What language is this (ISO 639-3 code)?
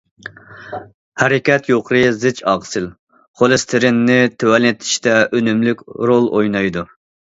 uig